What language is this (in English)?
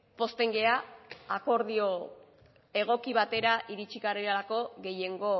Basque